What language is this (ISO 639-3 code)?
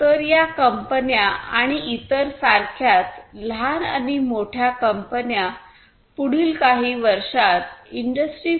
mar